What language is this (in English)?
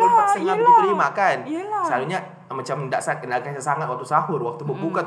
Malay